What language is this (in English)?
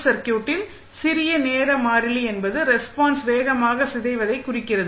Tamil